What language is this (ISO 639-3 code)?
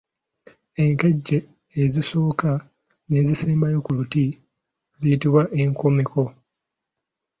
lug